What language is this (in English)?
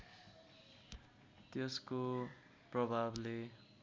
Nepali